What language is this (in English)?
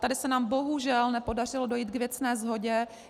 Czech